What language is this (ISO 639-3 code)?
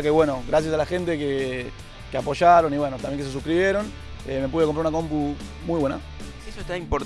spa